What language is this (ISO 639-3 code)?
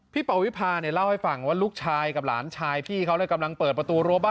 tha